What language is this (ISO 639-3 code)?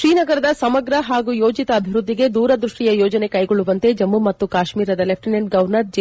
kan